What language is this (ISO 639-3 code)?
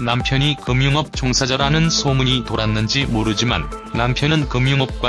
kor